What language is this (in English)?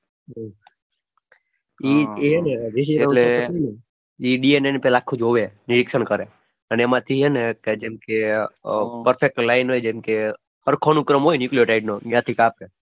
Gujarati